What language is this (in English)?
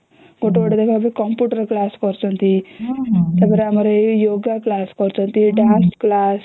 Odia